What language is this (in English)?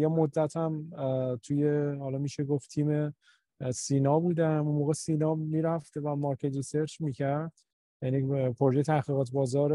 Persian